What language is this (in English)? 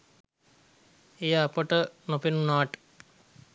Sinhala